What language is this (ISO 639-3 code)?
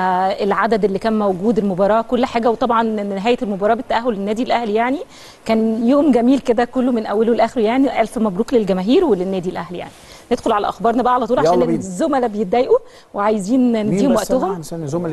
ara